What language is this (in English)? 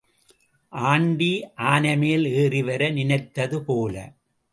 Tamil